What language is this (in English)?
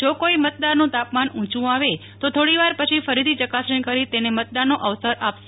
Gujarati